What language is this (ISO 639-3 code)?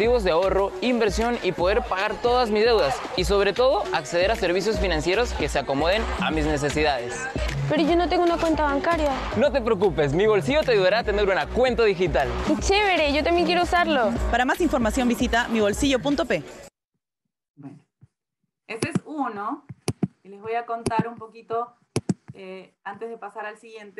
spa